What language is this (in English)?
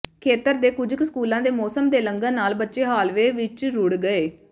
Punjabi